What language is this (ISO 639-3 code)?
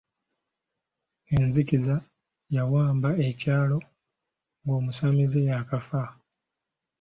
lug